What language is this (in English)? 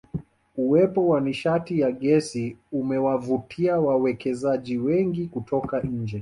Swahili